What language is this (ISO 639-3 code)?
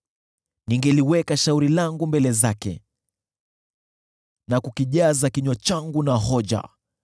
swa